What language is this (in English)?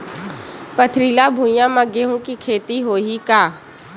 Chhattisgarhi